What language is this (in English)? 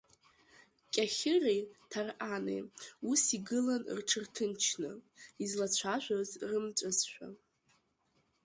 Abkhazian